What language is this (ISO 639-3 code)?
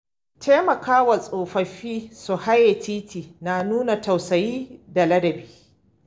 hau